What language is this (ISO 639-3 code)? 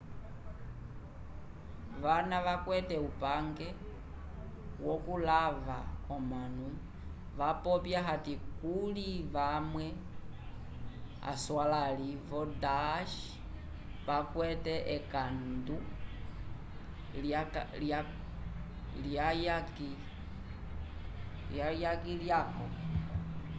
umb